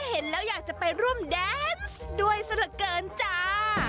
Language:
Thai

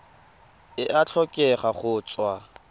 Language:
Tswana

